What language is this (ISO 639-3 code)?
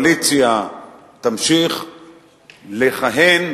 heb